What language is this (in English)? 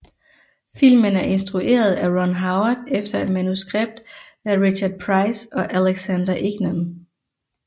Danish